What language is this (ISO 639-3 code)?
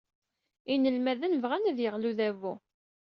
kab